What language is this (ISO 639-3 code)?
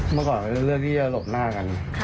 tha